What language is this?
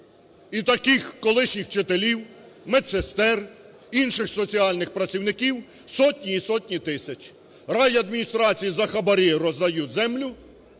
Ukrainian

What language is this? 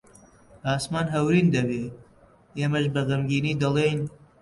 Central Kurdish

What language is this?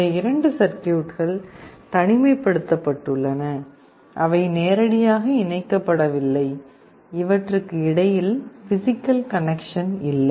Tamil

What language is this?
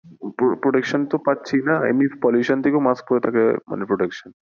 Bangla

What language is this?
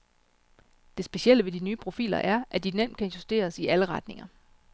Danish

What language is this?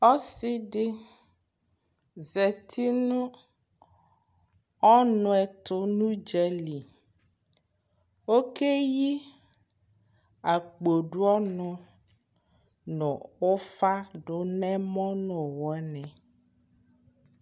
Ikposo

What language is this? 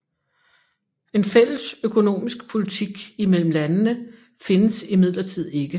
Danish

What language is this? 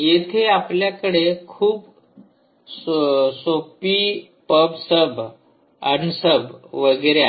Marathi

